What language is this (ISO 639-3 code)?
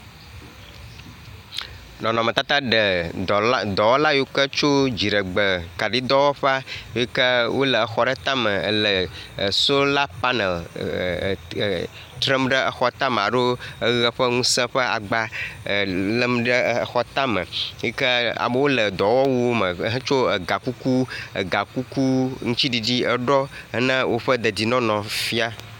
ewe